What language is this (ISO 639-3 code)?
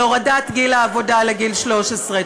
heb